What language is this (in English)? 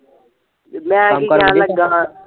Punjabi